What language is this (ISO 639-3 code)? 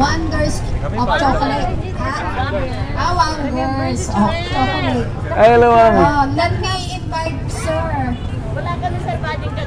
fil